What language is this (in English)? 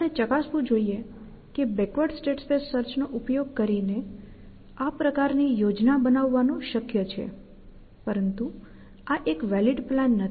Gujarati